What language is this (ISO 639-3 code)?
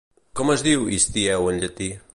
cat